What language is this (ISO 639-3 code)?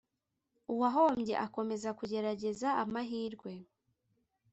kin